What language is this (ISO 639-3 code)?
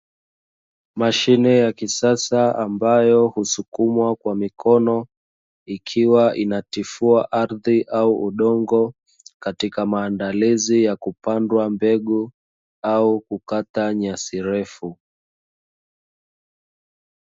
swa